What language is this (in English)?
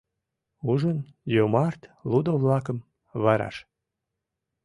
Mari